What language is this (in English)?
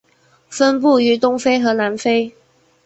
Chinese